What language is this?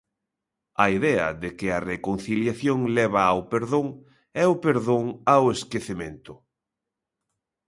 Galician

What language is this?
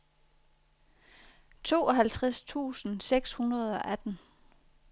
Danish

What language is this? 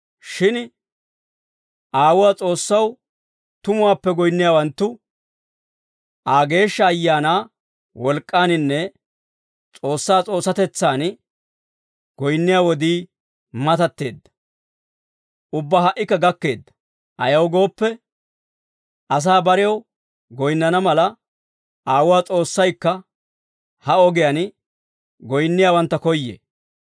Dawro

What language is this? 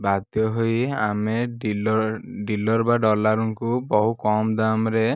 Odia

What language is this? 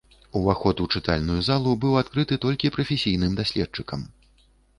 Belarusian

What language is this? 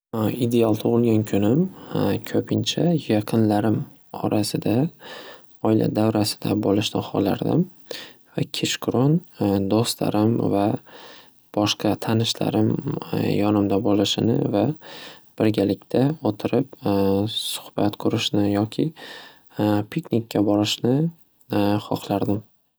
Uzbek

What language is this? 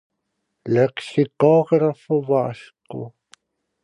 Galician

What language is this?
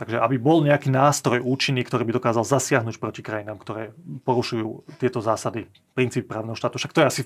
Slovak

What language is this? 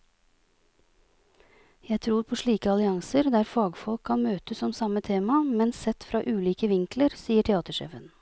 Norwegian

